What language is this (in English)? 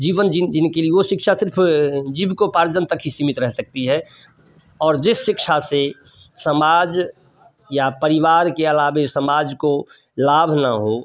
Hindi